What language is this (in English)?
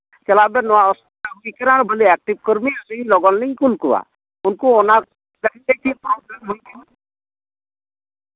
Santali